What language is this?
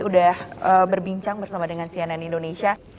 Indonesian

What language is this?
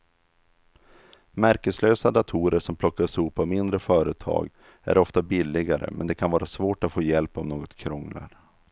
Swedish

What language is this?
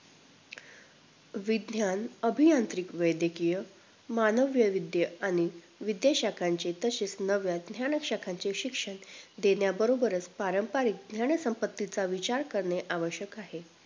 Marathi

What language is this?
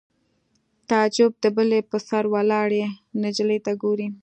Pashto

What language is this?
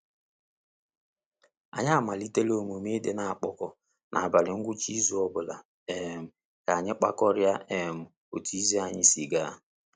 Igbo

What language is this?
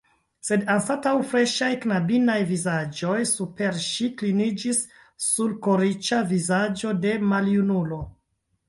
Esperanto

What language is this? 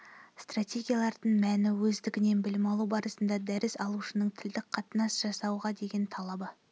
Kazakh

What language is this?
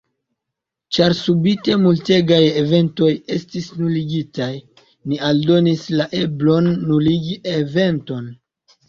Esperanto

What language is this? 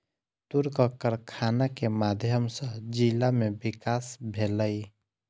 Maithili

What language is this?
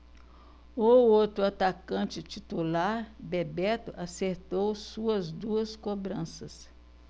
Portuguese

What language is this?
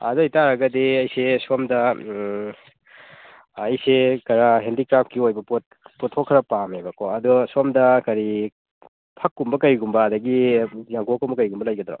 Manipuri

